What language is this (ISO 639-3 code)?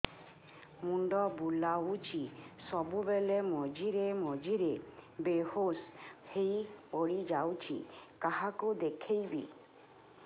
ori